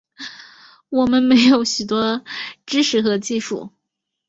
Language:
Chinese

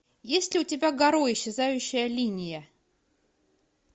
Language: Russian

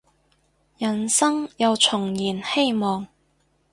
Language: Cantonese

